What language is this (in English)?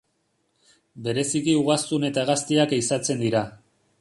Basque